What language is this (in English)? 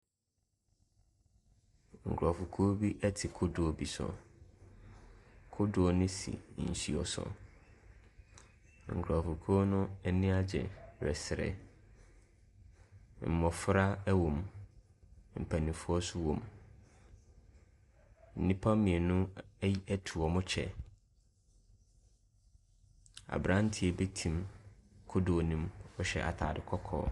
Akan